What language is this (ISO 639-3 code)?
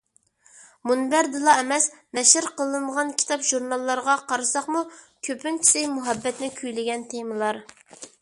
uig